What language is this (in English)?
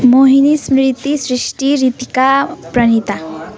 Nepali